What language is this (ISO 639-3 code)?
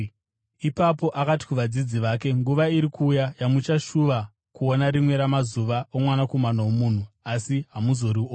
sna